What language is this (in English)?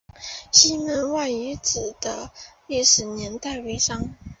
Chinese